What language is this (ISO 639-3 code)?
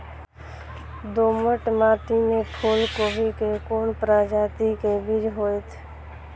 mai